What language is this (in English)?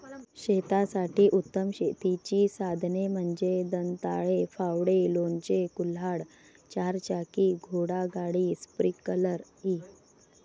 Marathi